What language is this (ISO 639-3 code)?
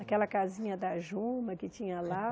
por